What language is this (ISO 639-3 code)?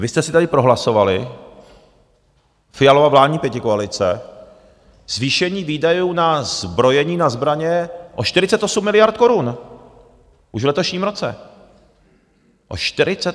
ces